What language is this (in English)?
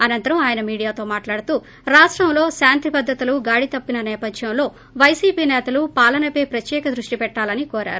Telugu